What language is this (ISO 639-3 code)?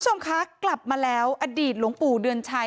tha